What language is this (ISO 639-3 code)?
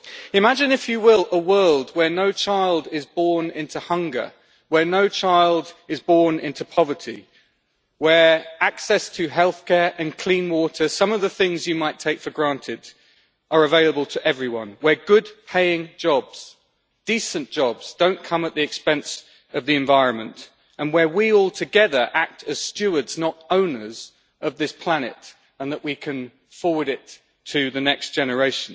eng